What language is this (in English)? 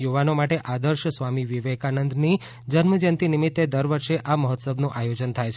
Gujarati